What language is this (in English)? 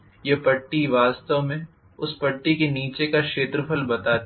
Hindi